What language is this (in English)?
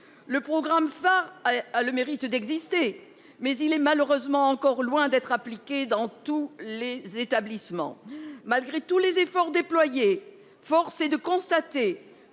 French